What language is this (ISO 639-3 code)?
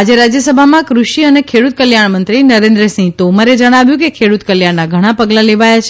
guj